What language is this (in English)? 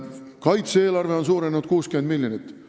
Estonian